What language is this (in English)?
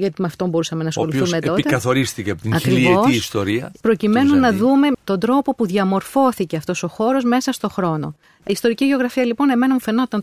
Greek